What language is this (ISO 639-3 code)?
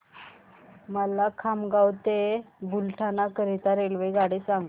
mar